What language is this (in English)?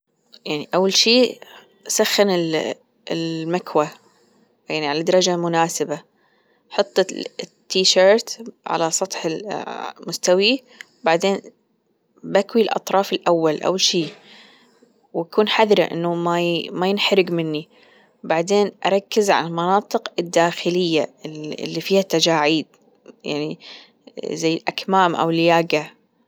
Gulf Arabic